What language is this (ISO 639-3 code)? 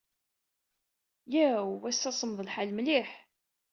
kab